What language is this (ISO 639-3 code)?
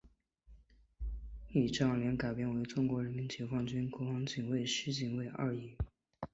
zho